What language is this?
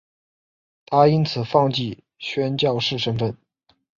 Chinese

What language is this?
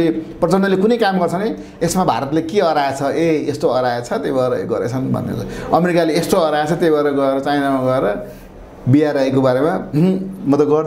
Indonesian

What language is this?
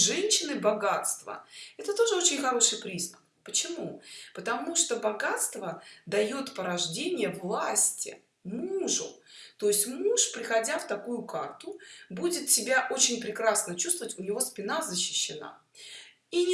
Russian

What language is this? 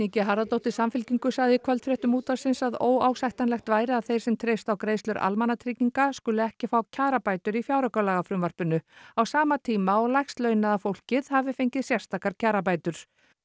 Icelandic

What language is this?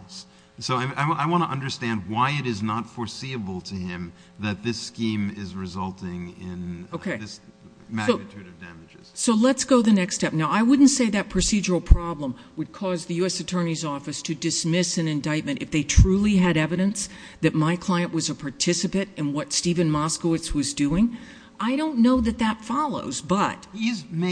English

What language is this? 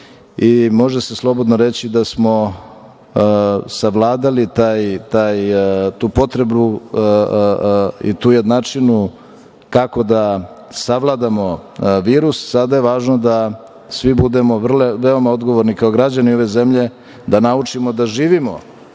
Serbian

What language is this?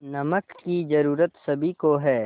Hindi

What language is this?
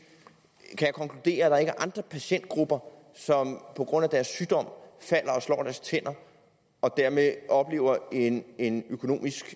Danish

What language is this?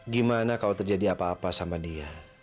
Indonesian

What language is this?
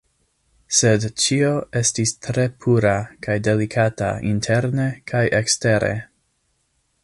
Esperanto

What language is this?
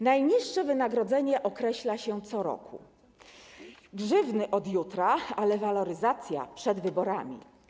Polish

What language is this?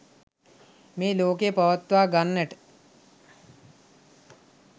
Sinhala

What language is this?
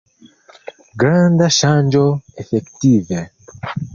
Esperanto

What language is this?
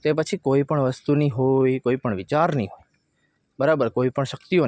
Gujarati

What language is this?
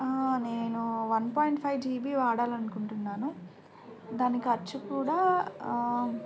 Telugu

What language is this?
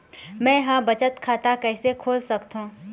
Chhattisgarhi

